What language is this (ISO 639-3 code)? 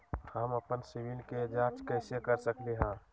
mag